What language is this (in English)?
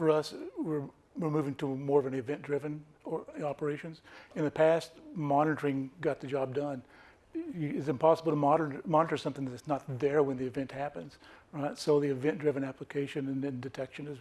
English